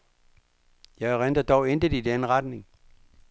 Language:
Danish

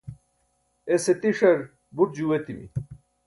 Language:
Burushaski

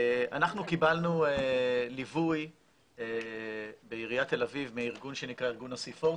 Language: Hebrew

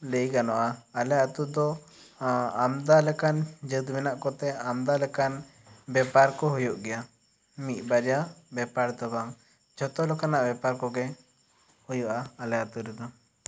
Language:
Santali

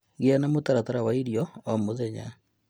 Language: Kikuyu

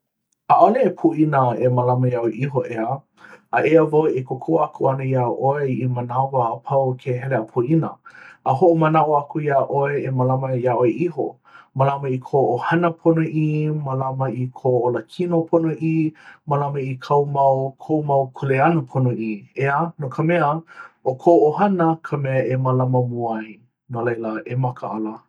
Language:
Hawaiian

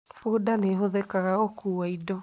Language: Kikuyu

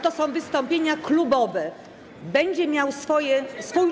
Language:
Polish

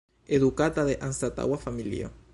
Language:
Esperanto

